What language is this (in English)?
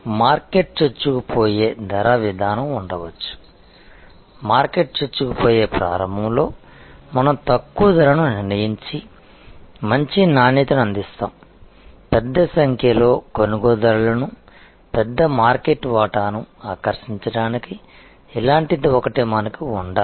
Telugu